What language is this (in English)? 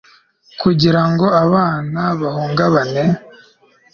Kinyarwanda